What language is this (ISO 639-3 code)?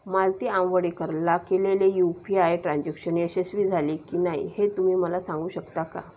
mar